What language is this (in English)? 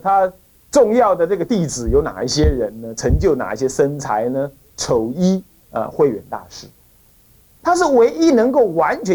Chinese